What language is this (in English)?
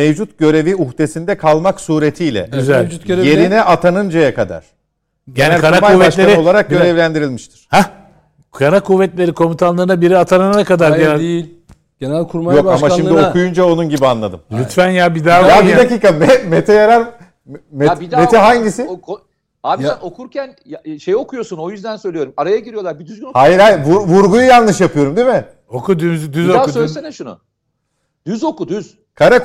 Turkish